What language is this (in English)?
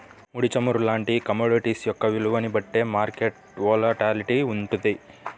Telugu